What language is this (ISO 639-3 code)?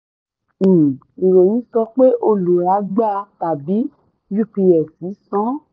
yor